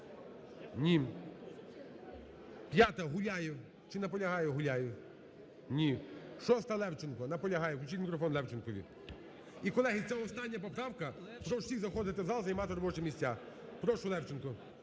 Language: Ukrainian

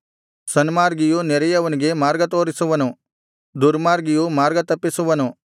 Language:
Kannada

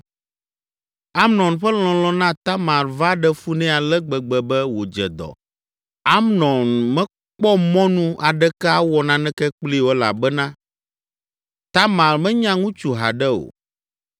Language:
Ewe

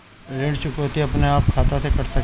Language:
Bhojpuri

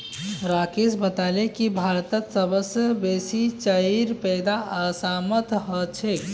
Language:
Magahi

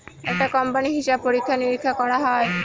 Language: Bangla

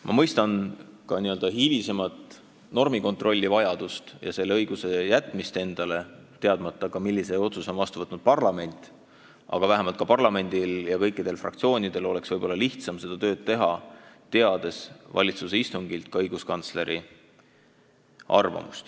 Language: Estonian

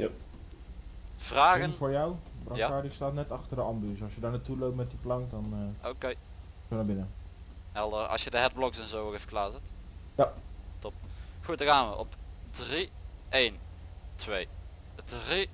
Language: Dutch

